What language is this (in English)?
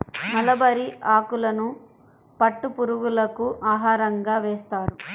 Telugu